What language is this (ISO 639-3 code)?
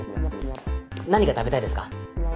jpn